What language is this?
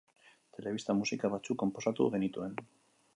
Basque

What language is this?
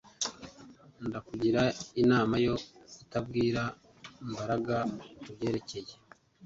Kinyarwanda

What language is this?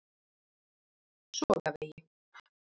Icelandic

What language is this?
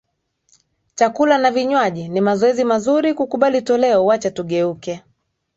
Swahili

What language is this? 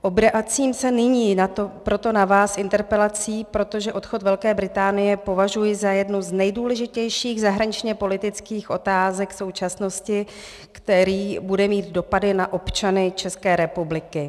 Czech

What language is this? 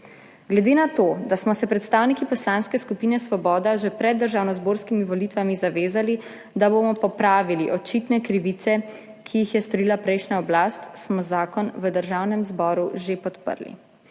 Slovenian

